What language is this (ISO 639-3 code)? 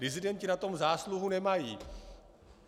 ces